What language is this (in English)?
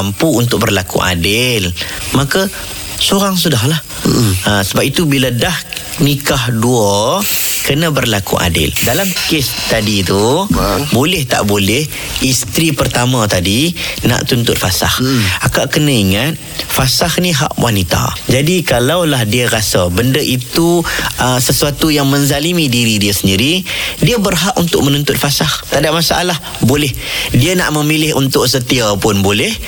Malay